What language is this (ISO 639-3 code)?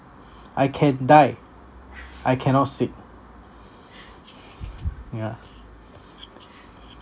eng